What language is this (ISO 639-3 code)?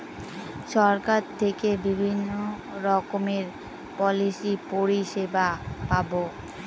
ben